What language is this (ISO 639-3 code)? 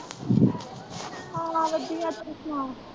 pan